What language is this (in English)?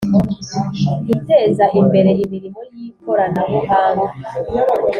Kinyarwanda